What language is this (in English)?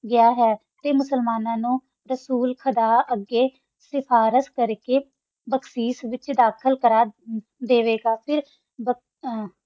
Punjabi